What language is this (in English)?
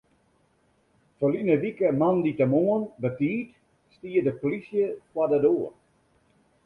Western Frisian